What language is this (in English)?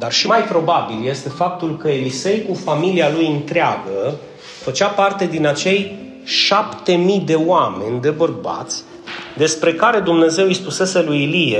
Romanian